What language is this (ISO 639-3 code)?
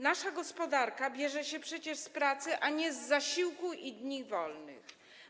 pol